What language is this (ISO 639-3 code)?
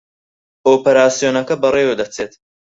ckb